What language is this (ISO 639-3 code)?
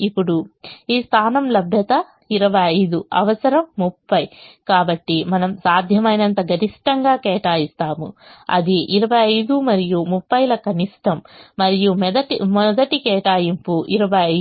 tel